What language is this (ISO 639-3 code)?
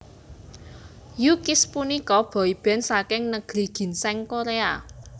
jav